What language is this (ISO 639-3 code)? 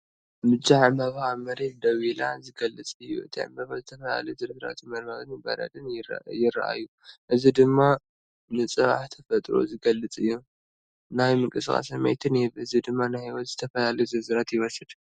tir